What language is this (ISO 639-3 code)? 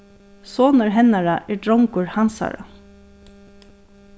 fao